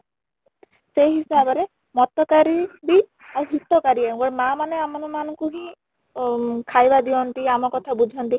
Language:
Odia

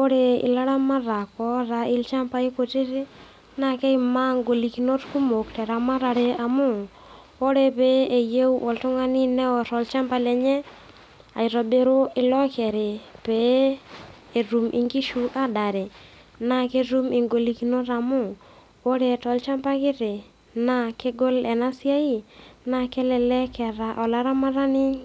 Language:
Masai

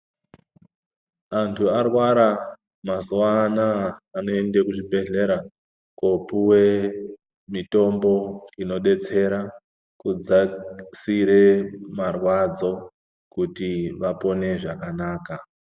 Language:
Ndau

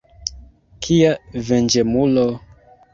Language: Esperanto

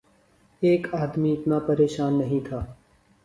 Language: Urdu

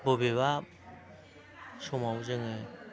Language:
Bodo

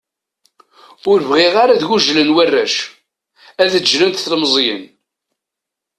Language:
Kabyle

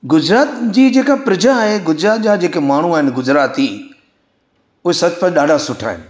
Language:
Sindhi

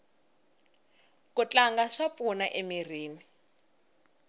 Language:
Tsonga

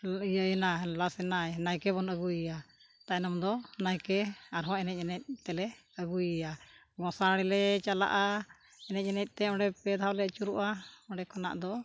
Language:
Santali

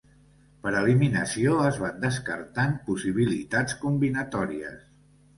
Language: Catalan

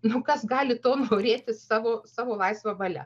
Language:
Lithuanian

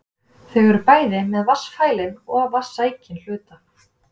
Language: Icelandic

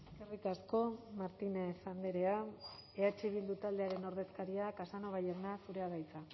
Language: Basque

